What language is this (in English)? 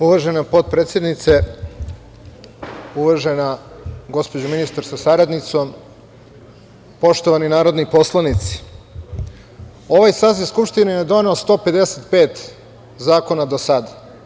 Serbian